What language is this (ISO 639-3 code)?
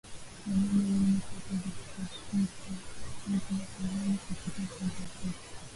swa